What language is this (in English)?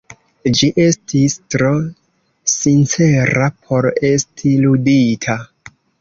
Esperanto